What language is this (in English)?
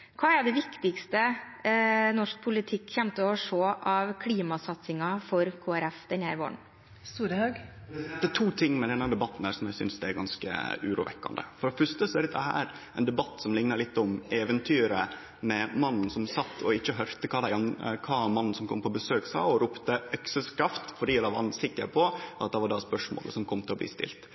Norwegian